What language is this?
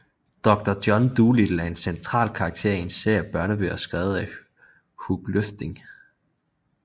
Danish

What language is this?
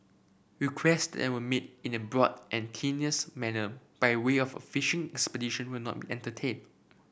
English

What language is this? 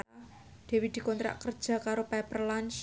Javanese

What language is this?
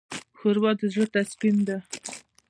Pashto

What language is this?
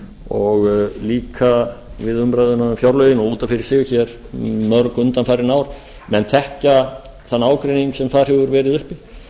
Icelandic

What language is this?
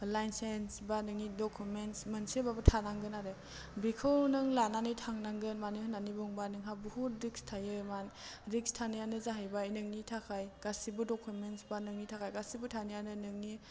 Bodo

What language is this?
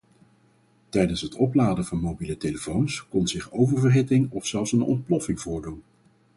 Dutch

